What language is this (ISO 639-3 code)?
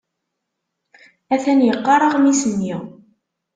kab